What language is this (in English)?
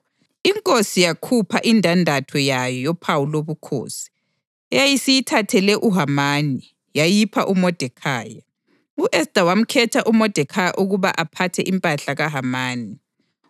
North Ndebele